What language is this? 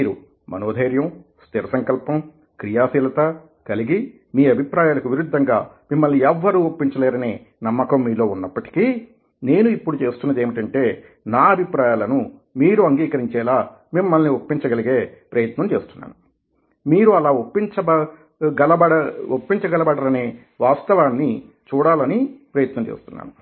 Telugu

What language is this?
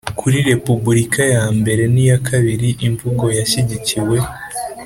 Kinyarwanda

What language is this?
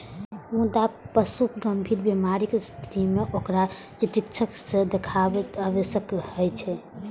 Maithili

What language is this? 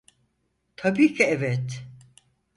Turkish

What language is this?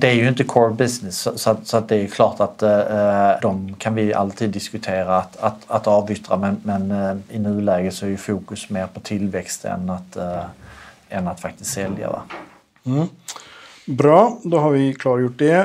Swedish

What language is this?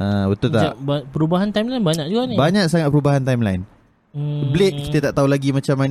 Malay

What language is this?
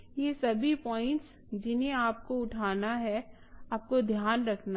Hindi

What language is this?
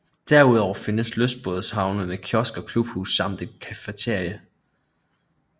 Danish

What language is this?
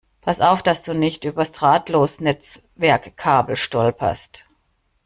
German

